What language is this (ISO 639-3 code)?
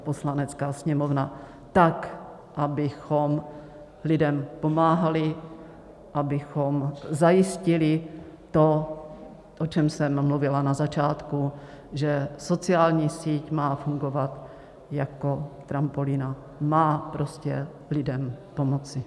ces